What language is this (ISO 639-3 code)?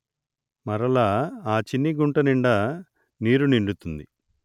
tel